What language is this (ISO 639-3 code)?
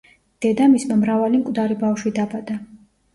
kat